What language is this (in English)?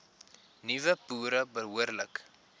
Afrikaans